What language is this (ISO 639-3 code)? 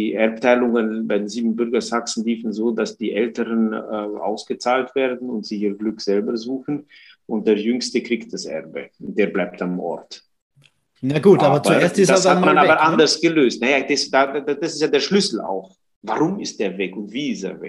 deu